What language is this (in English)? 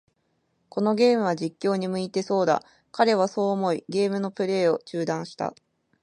Japanese